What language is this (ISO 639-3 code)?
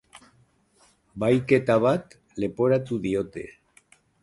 eus